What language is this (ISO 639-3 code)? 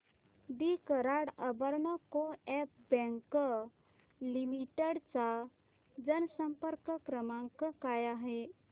mar